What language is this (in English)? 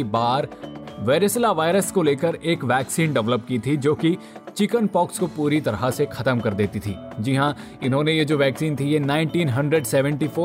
Hindi